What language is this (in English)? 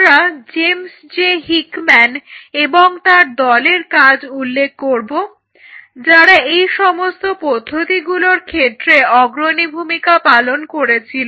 Bangla